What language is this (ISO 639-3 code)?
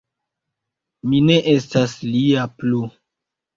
epo